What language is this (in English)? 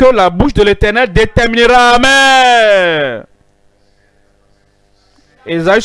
French